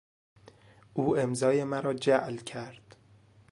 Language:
Persian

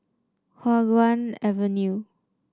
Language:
English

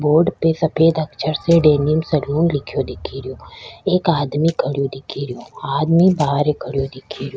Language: Rajasthani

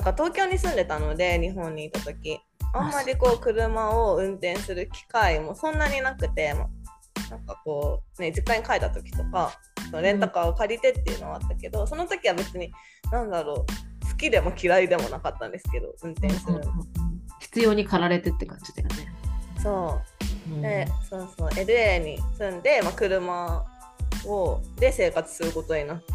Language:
Japanese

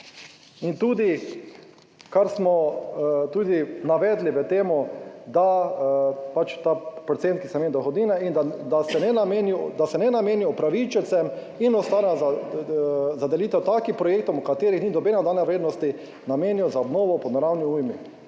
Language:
Slovenian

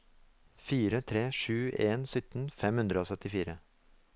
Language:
Norwegian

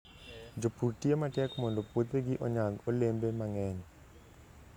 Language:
Luo (Kenya and Tanzania)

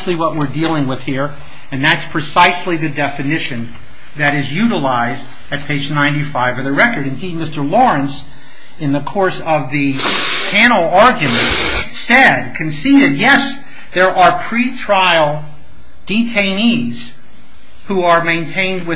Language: English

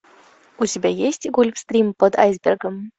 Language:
Russian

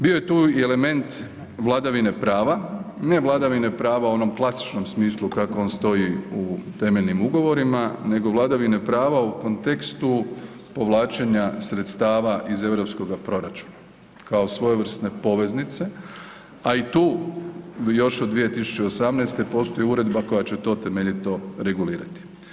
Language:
Croatian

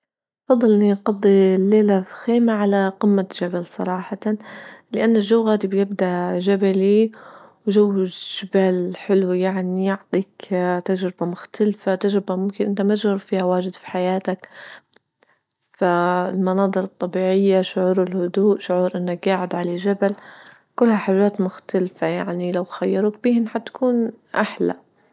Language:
Libyan Arabic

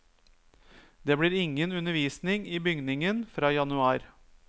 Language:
Norwegian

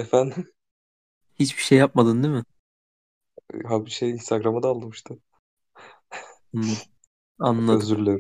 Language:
Turkish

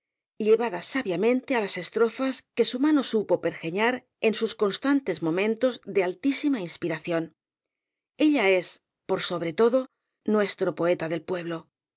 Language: Spanish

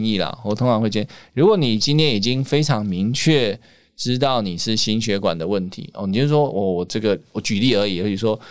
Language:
Chinese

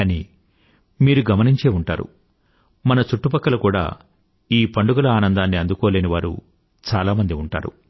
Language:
Telugu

